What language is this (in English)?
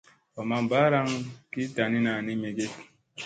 Musey